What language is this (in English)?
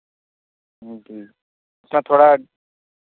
Urdu